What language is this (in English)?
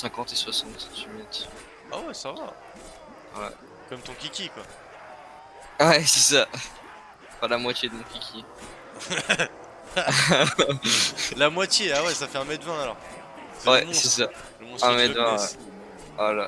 French